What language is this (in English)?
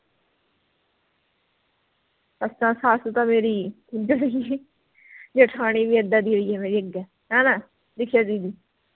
Punjabi